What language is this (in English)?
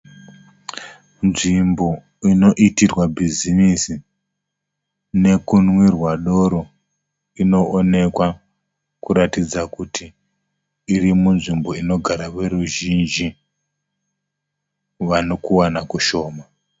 Shona